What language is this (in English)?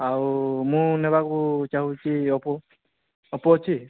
Odia